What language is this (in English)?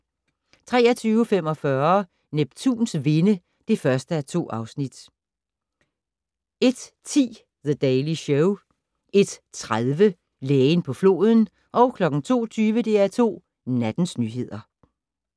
Danish